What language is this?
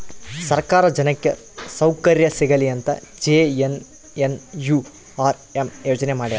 Kannada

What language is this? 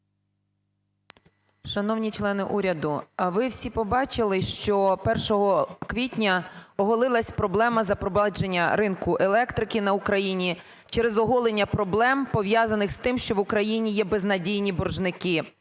Ukrainian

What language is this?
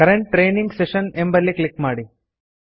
Kannada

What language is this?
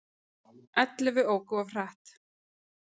Icelandic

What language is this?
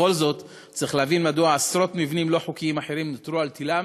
Hebrew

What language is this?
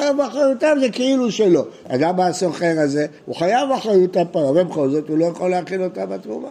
Hebrew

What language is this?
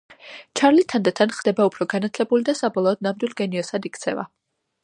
Georgian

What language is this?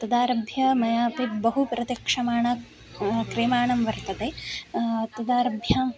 Sanskrit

